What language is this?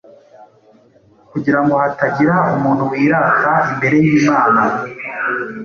Kinyarwanda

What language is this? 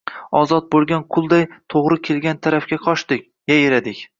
Uzbek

